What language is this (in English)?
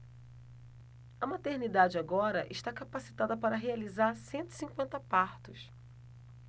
Portuguese